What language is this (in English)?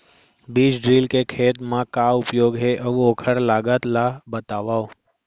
Chhattisgarhi